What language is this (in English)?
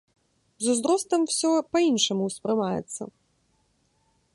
Belarusian